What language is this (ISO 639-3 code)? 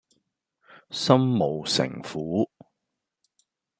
yue